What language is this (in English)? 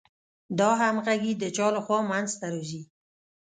Pashto